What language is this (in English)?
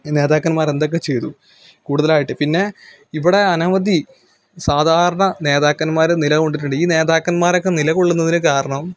Malayalam